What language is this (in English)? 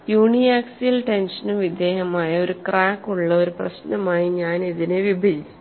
Malayalam